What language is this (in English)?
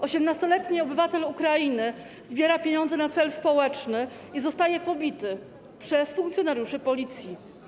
Polish